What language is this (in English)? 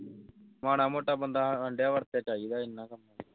Punjabi